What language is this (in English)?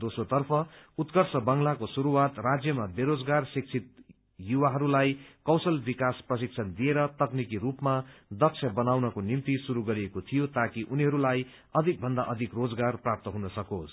Nepali